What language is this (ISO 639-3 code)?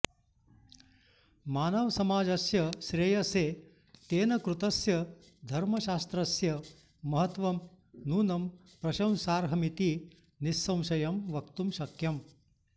san